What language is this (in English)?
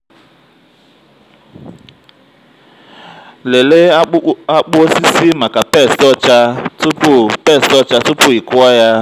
Igbo